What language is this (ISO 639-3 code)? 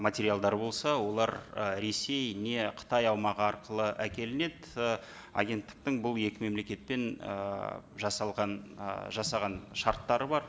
kaz